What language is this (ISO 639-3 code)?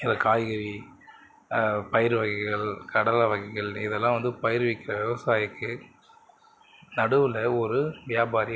tam